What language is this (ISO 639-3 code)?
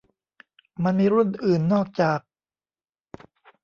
tha